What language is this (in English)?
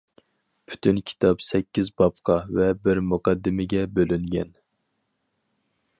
Uyghur